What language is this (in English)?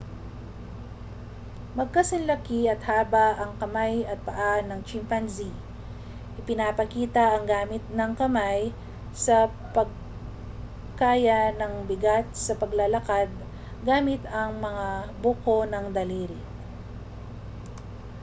Filipino